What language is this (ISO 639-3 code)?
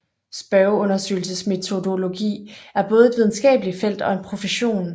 dan